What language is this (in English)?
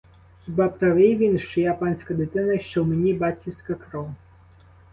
Ukrainian